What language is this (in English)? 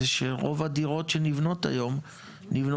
Hebrew